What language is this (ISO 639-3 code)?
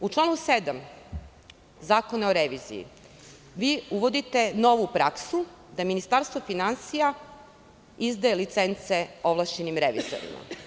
srp